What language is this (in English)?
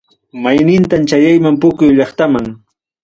Ayacucho Quechua